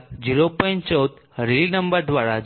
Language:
Gujarati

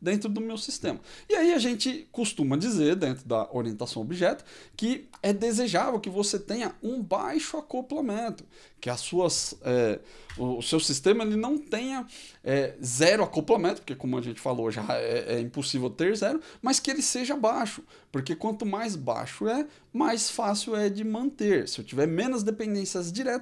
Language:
Portuguese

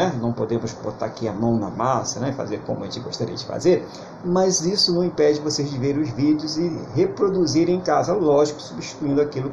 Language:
Portuguese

